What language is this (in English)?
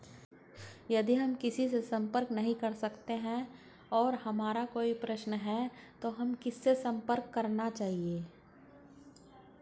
Hindi